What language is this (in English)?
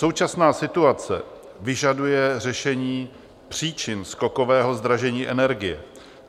Czech